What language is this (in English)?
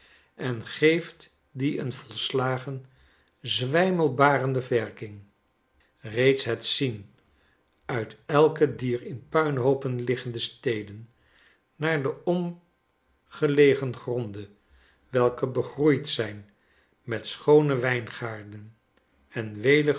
Dutch